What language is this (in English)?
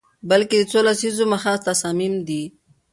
Pashto